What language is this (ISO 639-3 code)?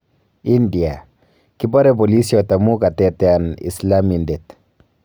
kln